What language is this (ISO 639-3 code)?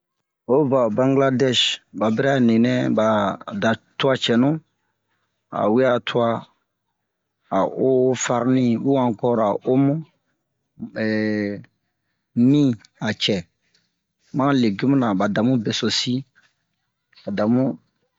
bmq